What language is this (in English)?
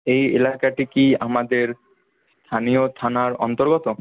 Bangla